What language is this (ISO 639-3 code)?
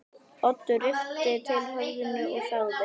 isl